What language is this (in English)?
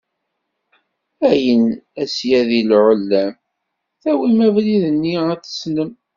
Kabyle